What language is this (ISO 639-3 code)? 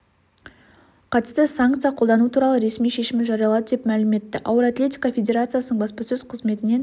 kaz